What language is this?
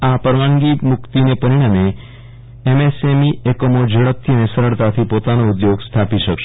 Gujarati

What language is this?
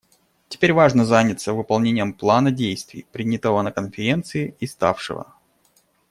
Russian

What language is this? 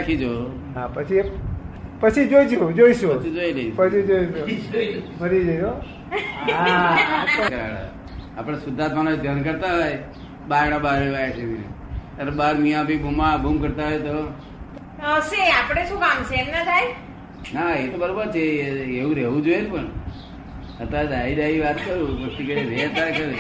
Gujarati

